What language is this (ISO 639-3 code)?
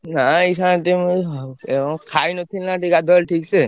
ori